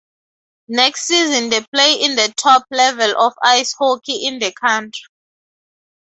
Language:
English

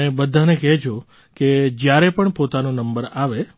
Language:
Gujarati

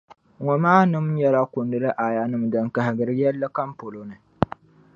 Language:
Dagbani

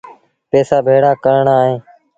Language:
Sindhi Bhil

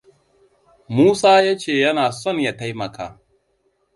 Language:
Hausa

